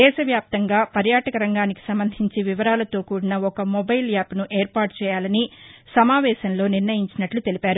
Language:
Telugu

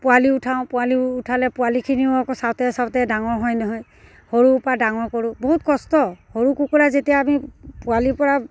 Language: Assamese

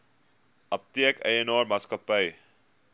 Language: Afrikaans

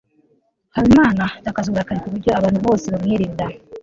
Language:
Kinyarwanda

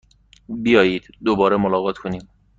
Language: Persian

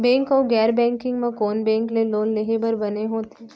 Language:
Chhattisgarhi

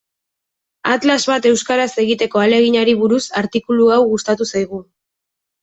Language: Basque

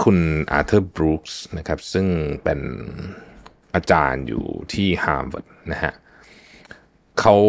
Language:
Thai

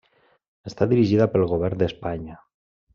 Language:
Catalan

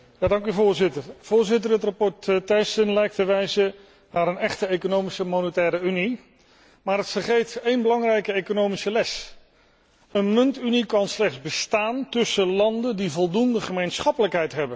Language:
Dutch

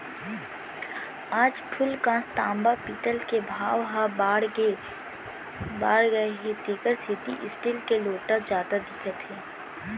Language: Chhattisgarhi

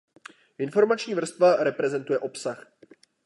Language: Czech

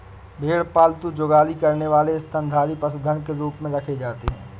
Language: Hindi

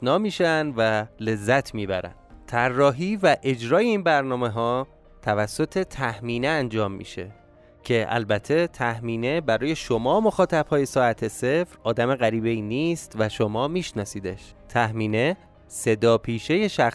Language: Persian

